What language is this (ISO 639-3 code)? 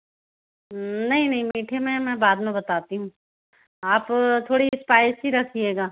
hin